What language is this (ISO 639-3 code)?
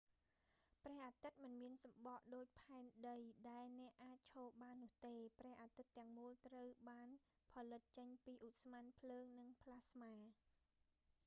khm